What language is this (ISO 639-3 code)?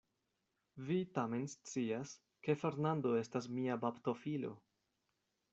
epo